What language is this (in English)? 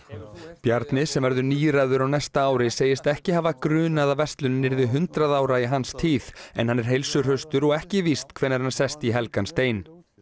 Icelandic